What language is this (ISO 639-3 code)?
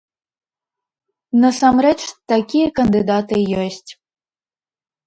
bel